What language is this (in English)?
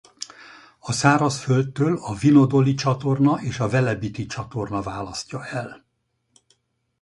Hungarian